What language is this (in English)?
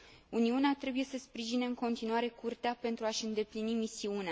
Romanian